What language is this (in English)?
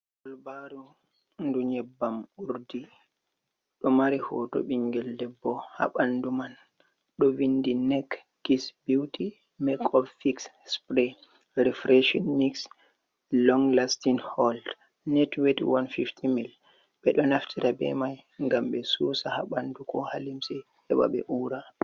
Fula